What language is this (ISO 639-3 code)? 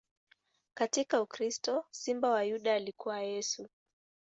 swa